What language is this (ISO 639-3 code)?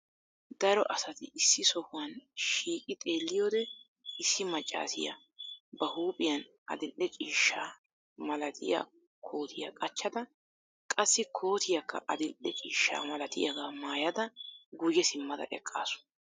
wal